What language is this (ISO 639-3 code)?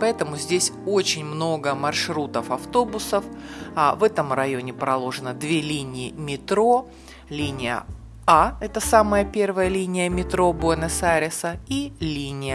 rus